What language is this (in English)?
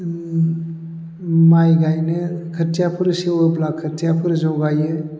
Bodo